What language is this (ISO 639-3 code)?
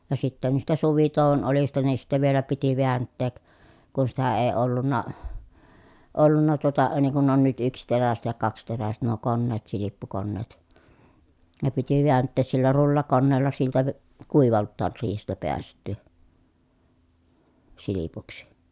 fin